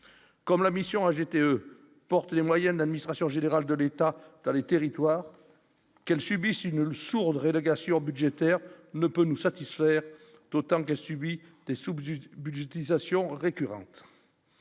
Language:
French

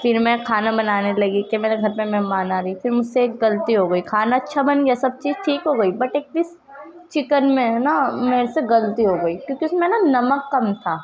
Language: Urdu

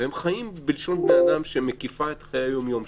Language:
Hebrew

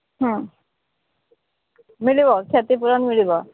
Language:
Odia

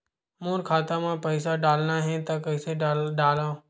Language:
Chhattisgarhi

